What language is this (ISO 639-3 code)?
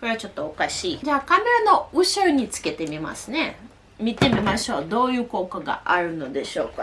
jpn